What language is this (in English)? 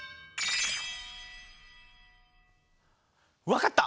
Japanese